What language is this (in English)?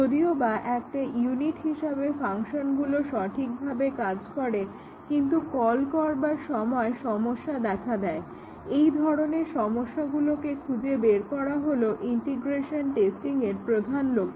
Bangla